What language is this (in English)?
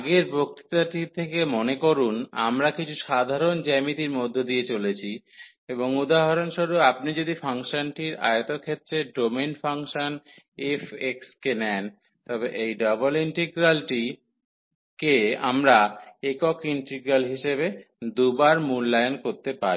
Bangla